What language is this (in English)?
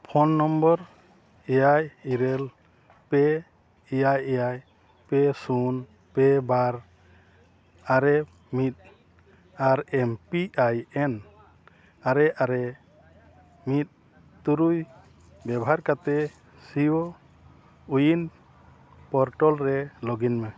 Santali